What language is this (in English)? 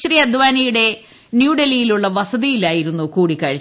Malayalam